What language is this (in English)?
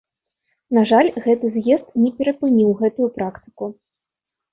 Belarusian